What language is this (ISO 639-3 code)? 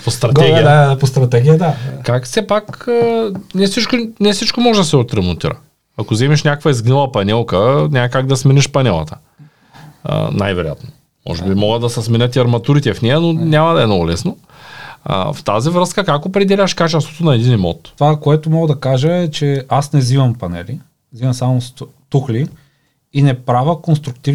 bul